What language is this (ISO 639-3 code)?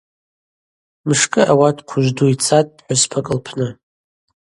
abq